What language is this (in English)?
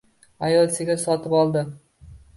Uzbek